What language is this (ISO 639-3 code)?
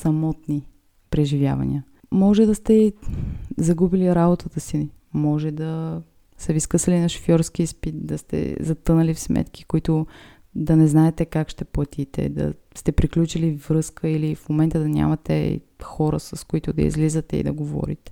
bul